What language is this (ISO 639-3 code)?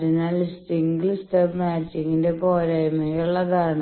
mal